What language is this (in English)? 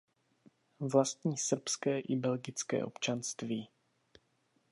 Czech